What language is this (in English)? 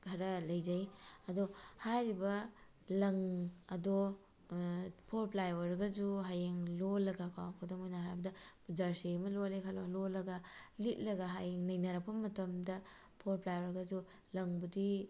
Manipuri